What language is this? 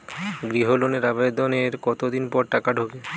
Bangla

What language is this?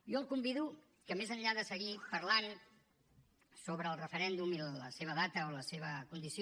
Catalan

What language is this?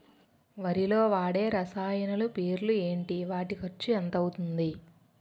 Telugu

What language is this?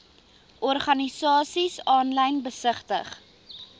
Afrikaans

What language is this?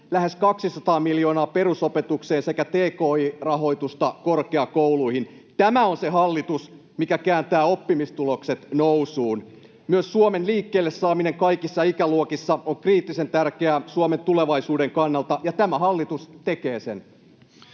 Finnish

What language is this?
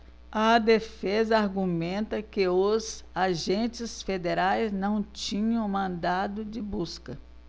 Portuguese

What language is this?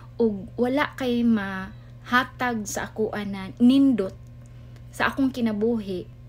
Filipino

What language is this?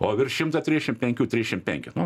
Lithuanian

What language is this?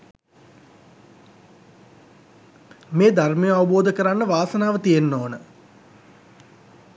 Sinhala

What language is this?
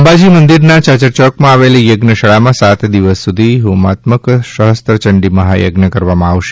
Gujarati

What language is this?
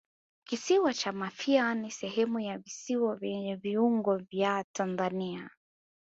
Swahili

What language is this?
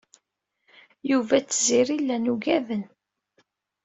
Kabyle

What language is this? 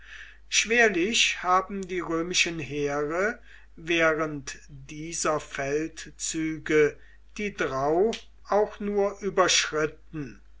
German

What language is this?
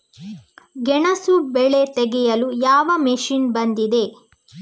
Kannada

